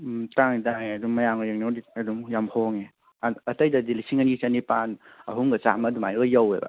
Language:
Manipuri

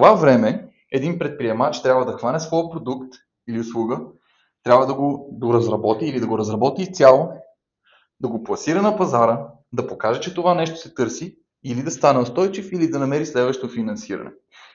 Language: Bulgarian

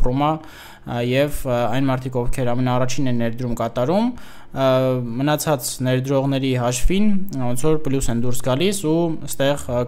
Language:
Romanian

